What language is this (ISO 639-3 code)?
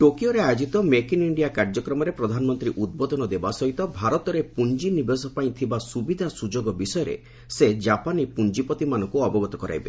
ori